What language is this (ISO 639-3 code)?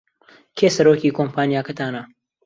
ckb